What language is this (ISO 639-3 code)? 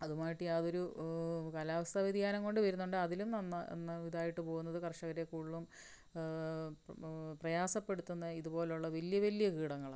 mal